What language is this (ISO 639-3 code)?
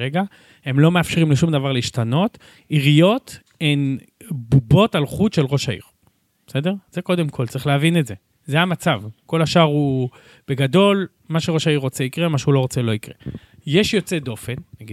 heb